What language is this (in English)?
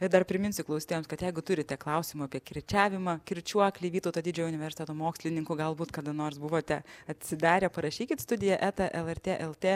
Lithuanian